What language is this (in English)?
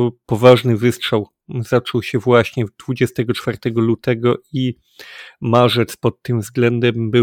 Polish